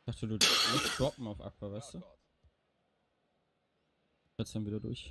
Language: German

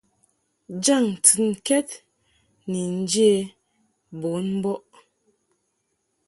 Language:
Mungaka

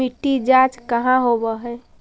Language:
Magahi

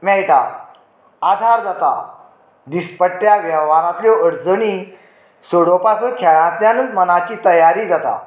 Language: Konkani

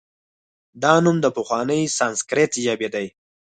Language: Pashto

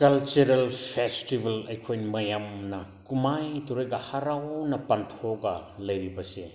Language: Manipuri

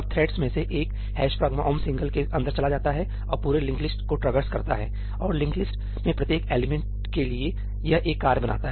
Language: Hindi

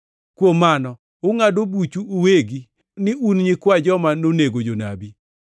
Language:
Luo (Kenya and Tanzania)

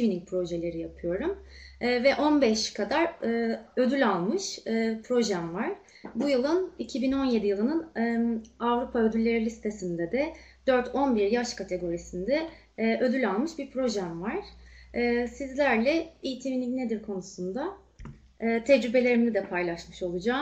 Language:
Turkish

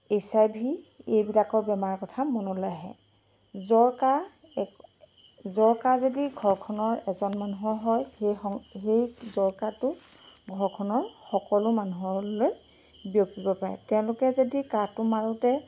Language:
Assamese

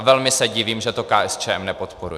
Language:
Czech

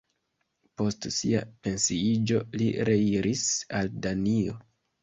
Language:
Esperanto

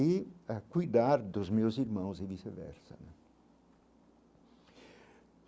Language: Portuguese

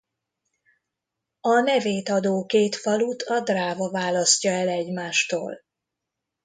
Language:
Hungarian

